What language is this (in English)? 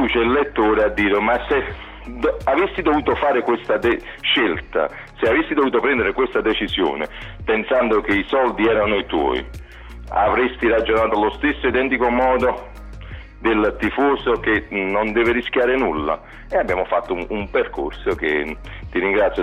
Italian